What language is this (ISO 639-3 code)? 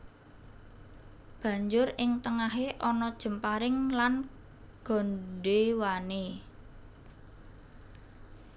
jav